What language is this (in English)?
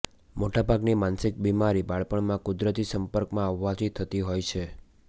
Gujarati